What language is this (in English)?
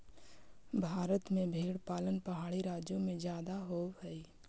Magahi